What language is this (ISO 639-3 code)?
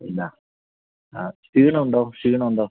mal